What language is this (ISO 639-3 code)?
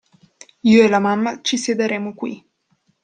ita